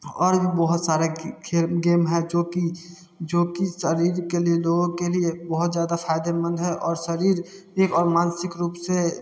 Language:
Hindi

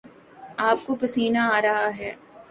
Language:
Urdu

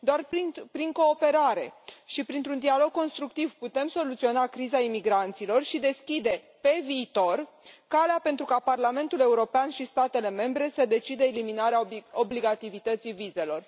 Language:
Romanian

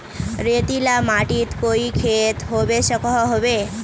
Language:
Magahi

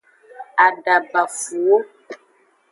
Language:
Aja (Benin)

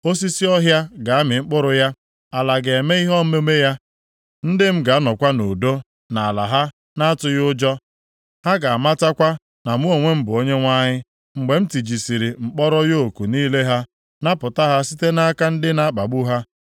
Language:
Igbo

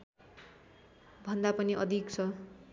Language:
Nepali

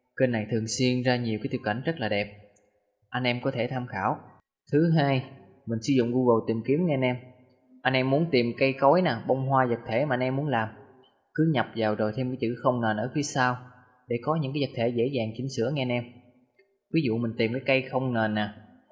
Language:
Vietnamese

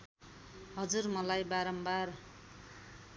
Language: Nepali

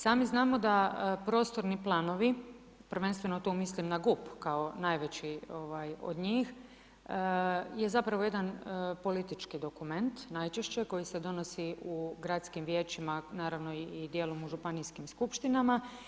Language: Croatian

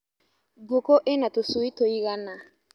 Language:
Kikuyu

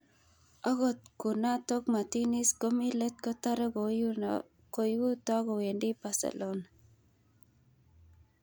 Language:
Kalenjin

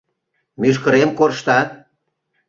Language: Mari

